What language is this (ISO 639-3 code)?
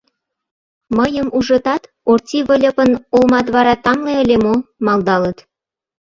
chm